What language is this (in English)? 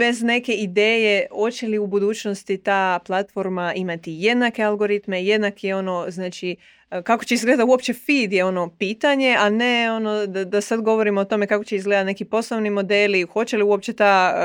Croatian